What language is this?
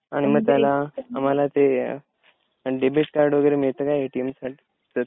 Marathi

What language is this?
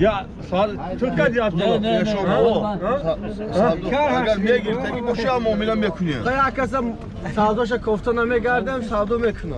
Turkish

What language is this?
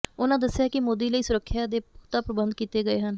Punjabi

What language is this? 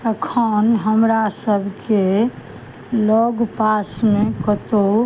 Maithili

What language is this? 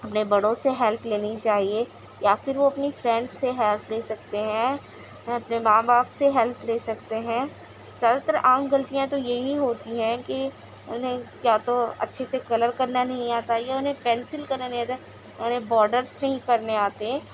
Urdu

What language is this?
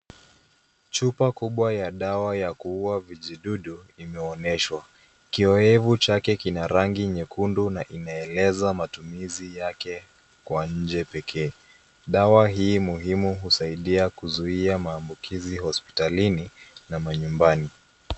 Swahili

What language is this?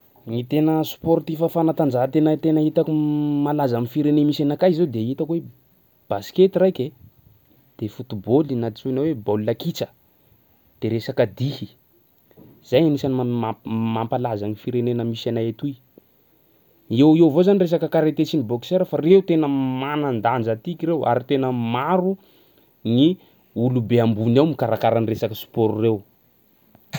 Sakalava Malagasy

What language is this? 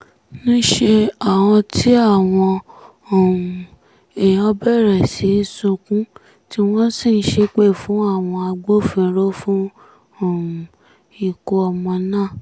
Yoruba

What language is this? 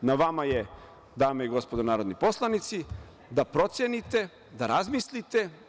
Serbian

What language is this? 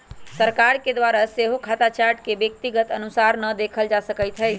Magahi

